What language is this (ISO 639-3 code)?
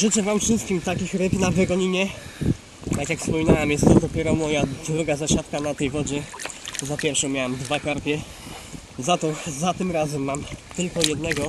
pol